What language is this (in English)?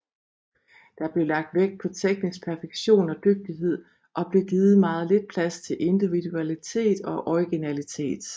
Danish